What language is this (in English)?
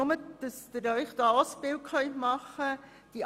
Swiss German